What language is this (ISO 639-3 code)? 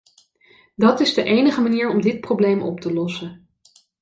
nld